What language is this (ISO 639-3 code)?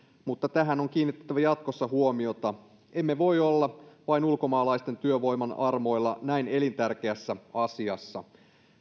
fin